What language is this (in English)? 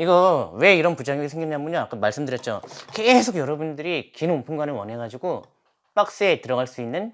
Korean